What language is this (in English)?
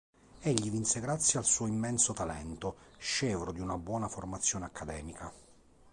Italian